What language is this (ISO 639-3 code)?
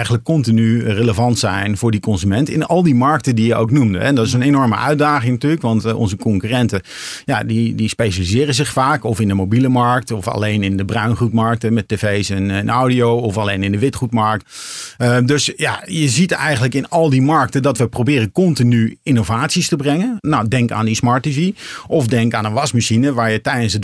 nld